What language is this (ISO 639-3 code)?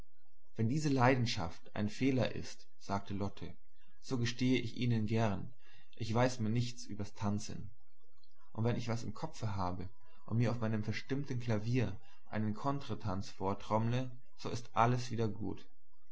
deu